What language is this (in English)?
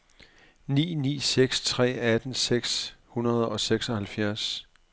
Danish